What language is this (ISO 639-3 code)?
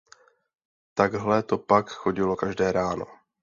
ces